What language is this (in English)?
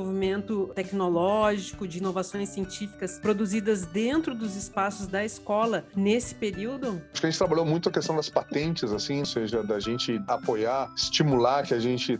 Portuguese